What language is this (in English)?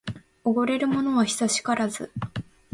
Japanese